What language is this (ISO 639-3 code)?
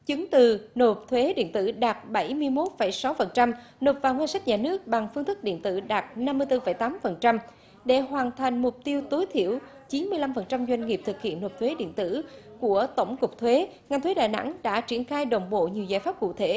vie